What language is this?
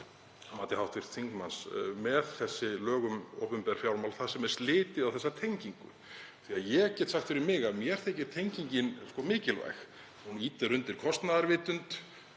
Icelandic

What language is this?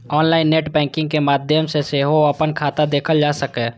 Maithili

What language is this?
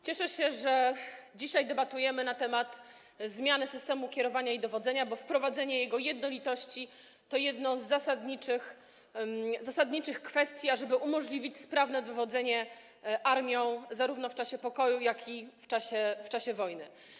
Polish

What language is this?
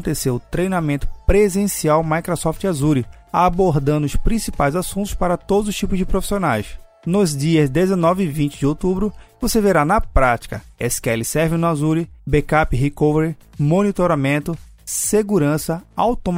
Portuguese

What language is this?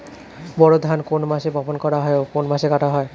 Bangla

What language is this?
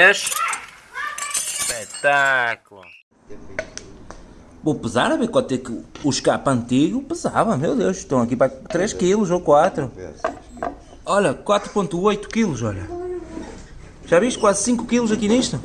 Portuguese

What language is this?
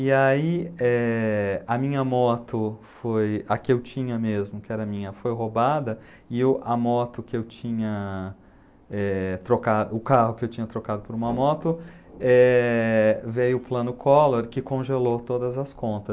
Portuguese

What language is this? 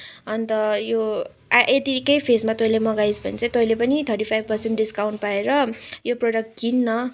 Nepali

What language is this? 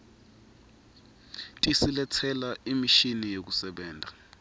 Swati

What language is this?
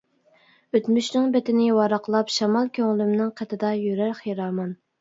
Uyghur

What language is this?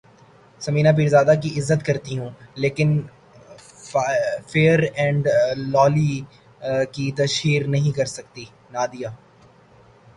Urdu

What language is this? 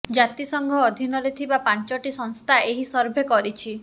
Odia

